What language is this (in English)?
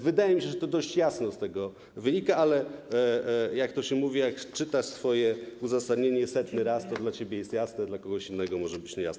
Polish